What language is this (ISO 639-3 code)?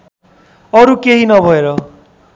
nep